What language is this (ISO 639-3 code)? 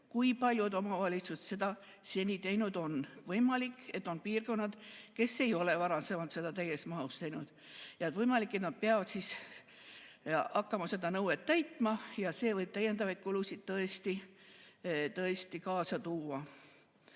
est